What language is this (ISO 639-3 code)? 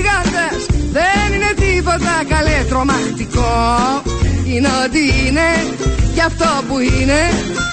ell